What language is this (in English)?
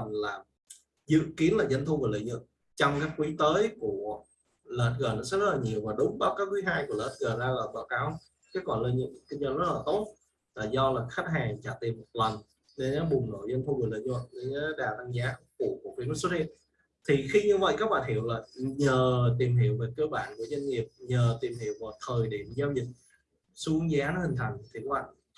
Vietnamese